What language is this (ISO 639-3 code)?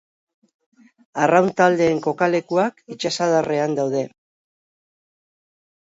eus